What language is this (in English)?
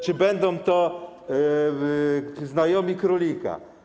Polish